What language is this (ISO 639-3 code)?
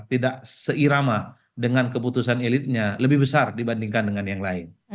ind